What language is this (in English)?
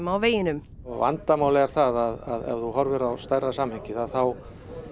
Icelandic